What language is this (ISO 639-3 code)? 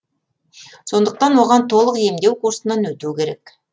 kaz